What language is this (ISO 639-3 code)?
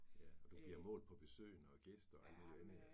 dan